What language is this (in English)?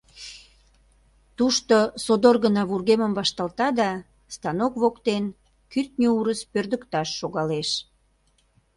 Mari